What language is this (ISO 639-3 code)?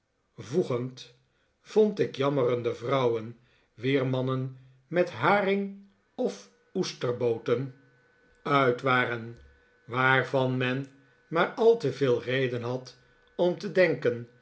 nld